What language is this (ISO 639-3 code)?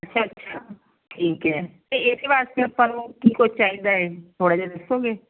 pan